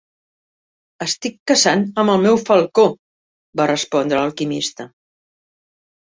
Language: Catalan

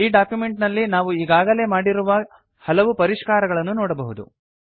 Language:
Kannada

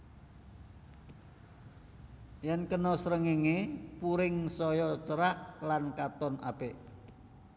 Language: Javanese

